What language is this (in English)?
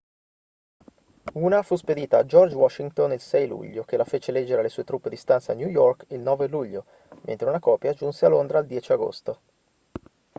Italian